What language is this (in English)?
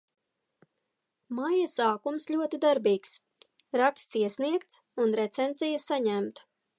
Latvian